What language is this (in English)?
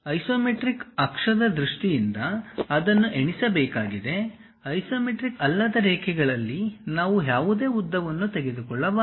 Kannada